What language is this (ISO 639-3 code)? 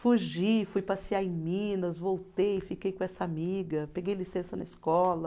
por